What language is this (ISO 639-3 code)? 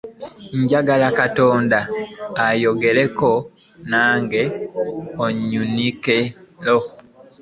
lug